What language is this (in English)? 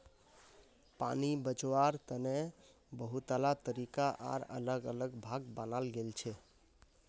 Magahi